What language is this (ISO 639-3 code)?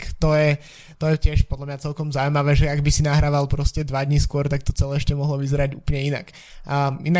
slk